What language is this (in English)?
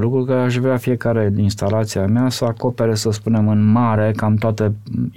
Romanian